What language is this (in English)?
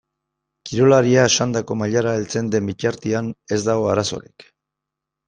Basque